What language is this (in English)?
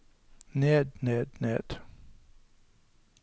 Norwegian